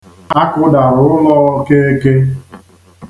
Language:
Igbo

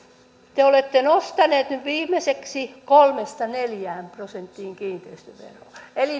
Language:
Finnish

